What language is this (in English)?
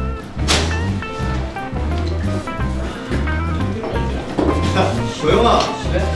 Korean